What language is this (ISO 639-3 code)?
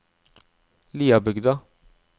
nor